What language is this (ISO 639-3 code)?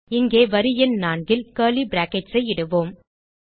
tam